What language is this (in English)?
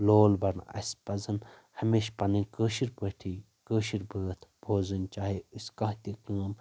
Kashmiri